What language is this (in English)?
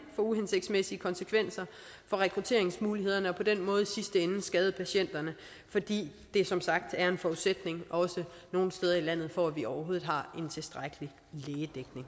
Danish